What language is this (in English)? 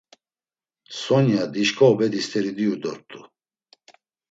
Laz